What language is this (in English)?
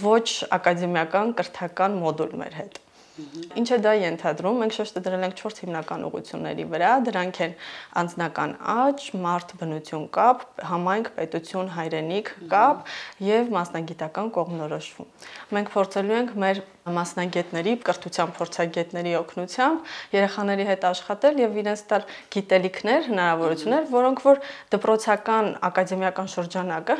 Romanian